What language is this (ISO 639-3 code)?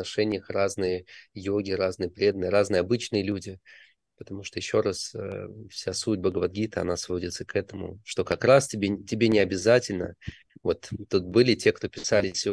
rus